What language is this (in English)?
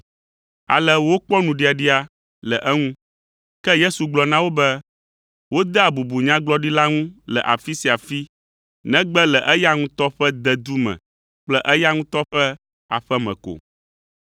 Ewe